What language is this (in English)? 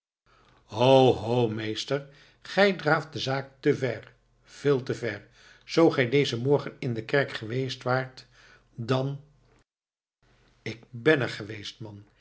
Dutch